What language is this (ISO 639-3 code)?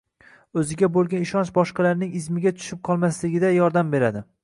uzb